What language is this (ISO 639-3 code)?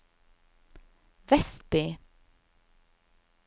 nor